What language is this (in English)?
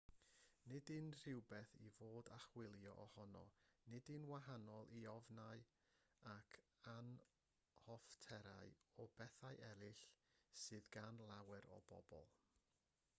Welsh